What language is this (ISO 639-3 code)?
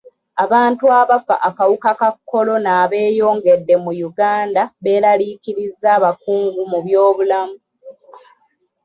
lug